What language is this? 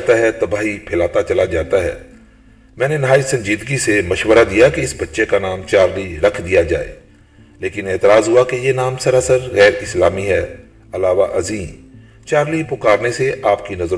Urdu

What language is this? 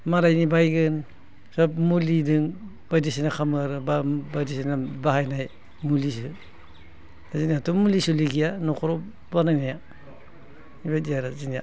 Bodo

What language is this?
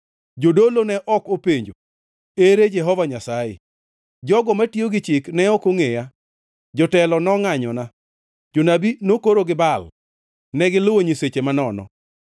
Luo (Kenya and Tanzania)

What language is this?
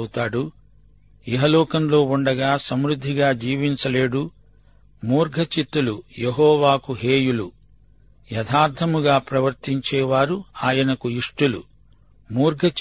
Telugu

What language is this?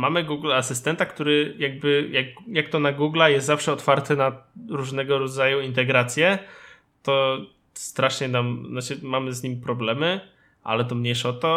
Polish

